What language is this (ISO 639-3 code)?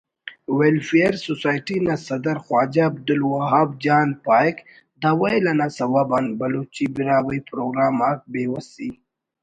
brh